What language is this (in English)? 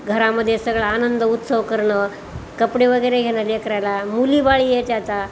Marathi